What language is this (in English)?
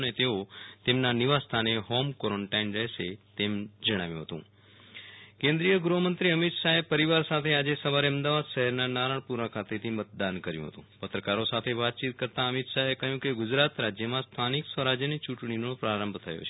Gujarati